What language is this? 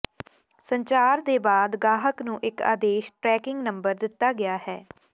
Punjabi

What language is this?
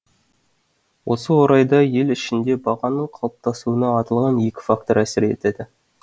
Kazakh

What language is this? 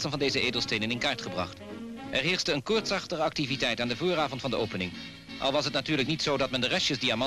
Dutch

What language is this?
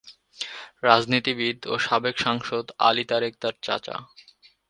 Bangla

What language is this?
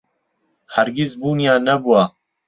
Central Kurdish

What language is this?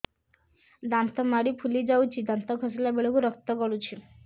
Odia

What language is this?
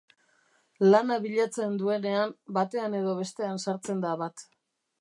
Basque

